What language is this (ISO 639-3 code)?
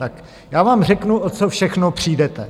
ces